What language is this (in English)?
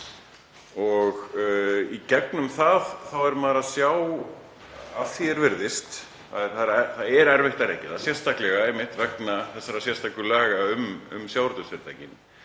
Icelandic